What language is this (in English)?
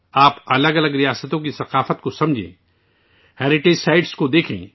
Urdu